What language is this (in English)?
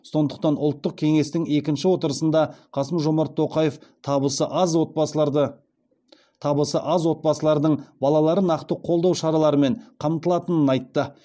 Kazakh